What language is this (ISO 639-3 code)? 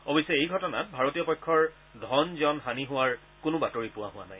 asm